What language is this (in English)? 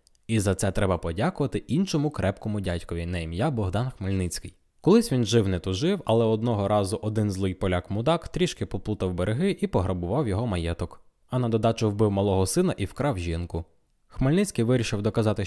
Ukrainian